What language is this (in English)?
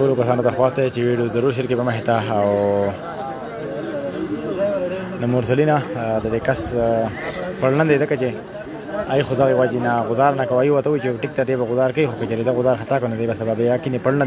Arabic